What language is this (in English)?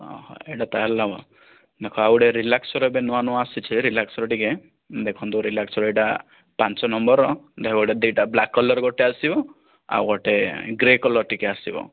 Odia